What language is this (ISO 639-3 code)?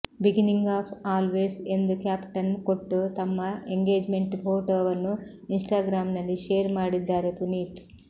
kan